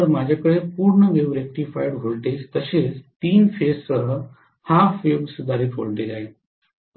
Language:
Marathi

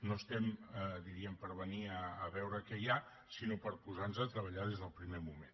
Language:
Catalan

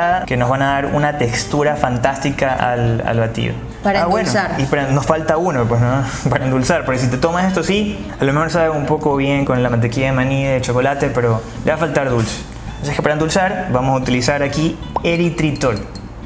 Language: Spanish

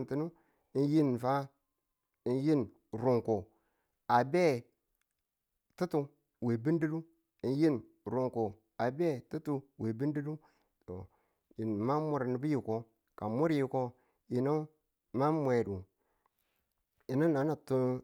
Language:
Tula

